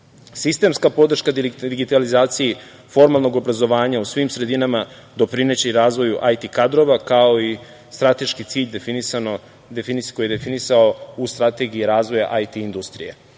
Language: Serbian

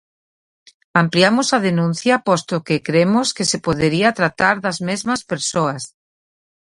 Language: Galician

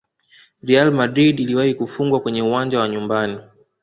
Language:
Swahili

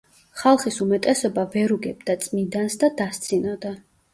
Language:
Georgian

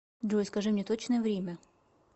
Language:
Russian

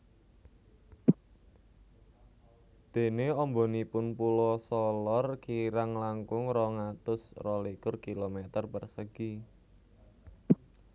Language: Javanese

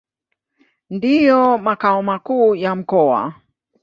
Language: Swahili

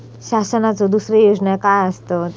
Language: Marathi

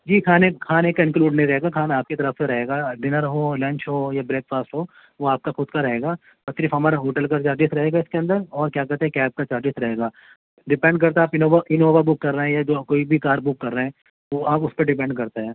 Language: Urdu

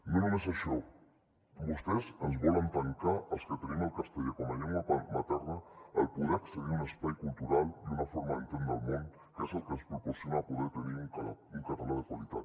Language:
Catalan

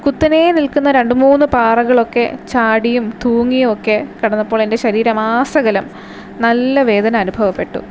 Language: Malayalam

